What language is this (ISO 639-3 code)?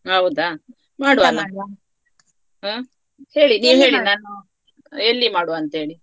kan